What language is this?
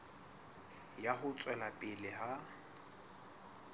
Southern Sotho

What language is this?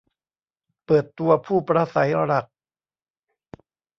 Thai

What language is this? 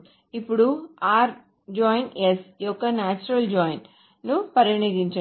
Telugu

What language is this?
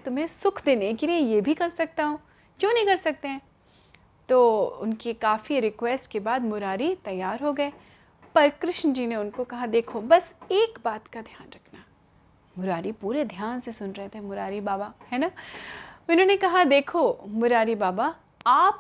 Hindi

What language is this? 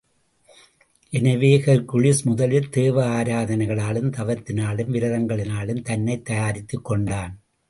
Tamil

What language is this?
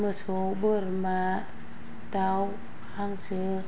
Bodo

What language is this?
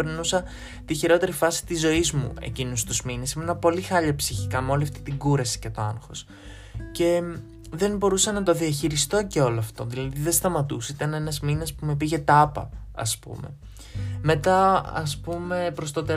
Greek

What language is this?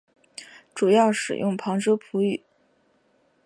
Chinese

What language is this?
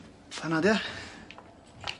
Welsh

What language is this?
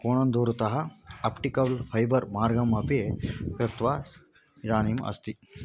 Sanskrit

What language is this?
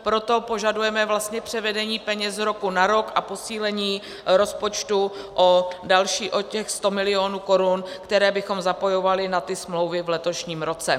Czech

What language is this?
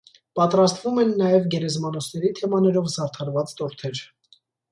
Armenian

